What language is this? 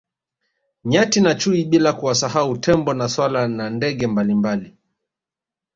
Swahili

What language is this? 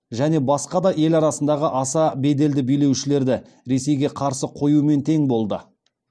Kazakh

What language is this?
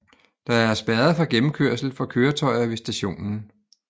Danish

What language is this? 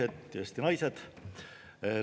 Estonian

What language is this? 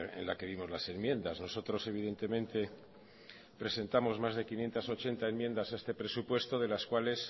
Spanish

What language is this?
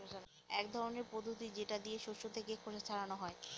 Bangla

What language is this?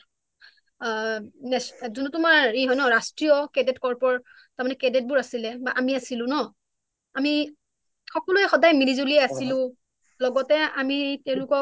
Assamese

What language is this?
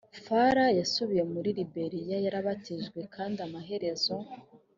Kinyarwanda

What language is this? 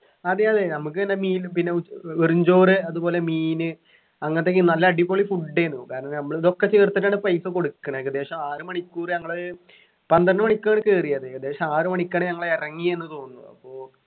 Malayalam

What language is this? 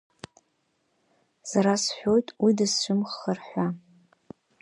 Abkhazian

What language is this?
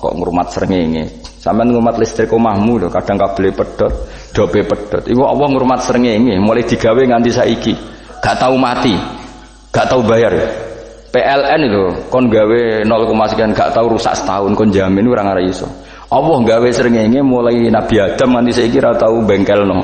Indonesian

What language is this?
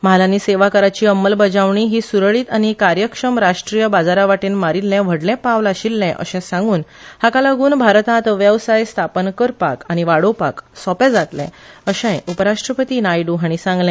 Konkani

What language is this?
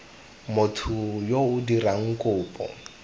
Tswana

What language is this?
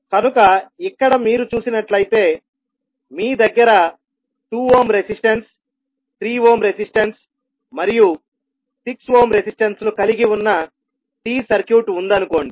Telugu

